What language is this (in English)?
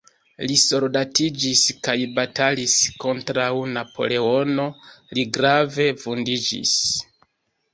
Esperanto